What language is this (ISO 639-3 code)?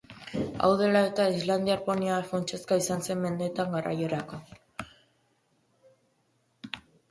eus